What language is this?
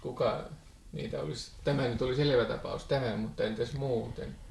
Finnish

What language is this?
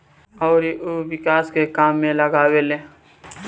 Bhojpuri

